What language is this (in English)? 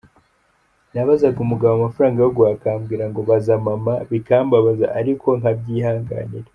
Kinyarwanda